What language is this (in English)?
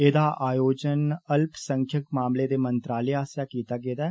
Dogri